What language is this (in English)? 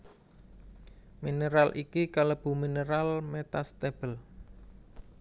Javanese